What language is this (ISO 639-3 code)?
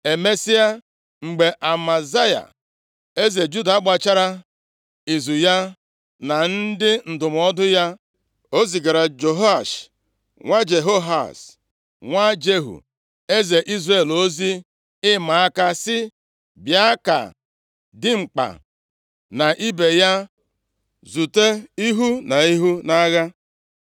ibo